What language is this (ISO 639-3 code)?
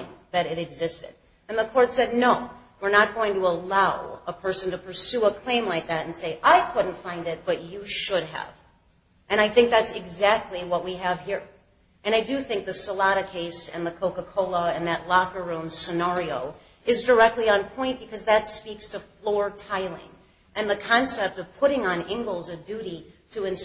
eng